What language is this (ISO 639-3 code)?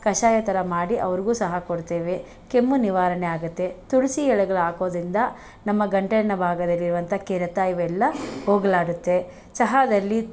kan